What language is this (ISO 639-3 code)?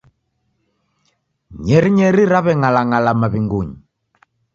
dav